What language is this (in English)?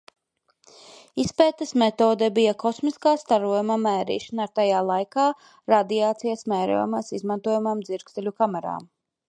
Latvian